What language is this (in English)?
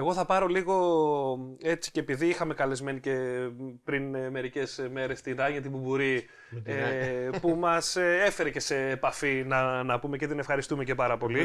Greek